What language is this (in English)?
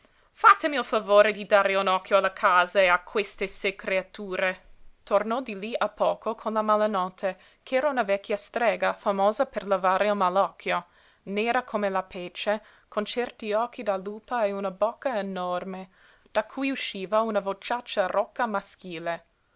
Italian